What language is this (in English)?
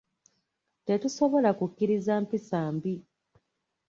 Ganda